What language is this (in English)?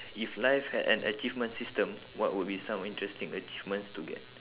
English